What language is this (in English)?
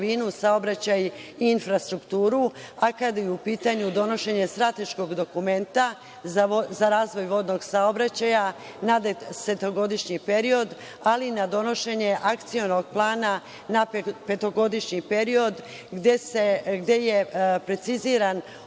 Serbian